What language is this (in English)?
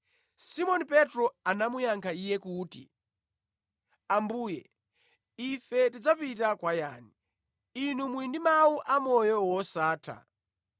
Nyanja